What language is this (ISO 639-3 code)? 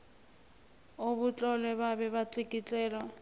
nbl